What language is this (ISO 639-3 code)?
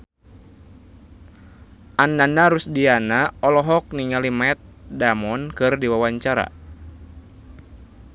sun